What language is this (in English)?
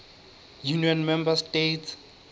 Southern Sotho